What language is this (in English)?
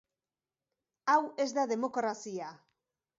Basque